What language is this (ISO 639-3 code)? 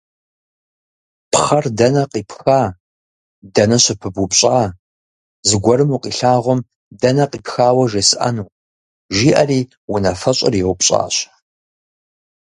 kbd